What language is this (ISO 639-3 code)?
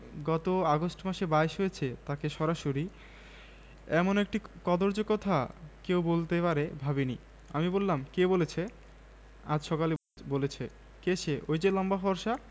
ben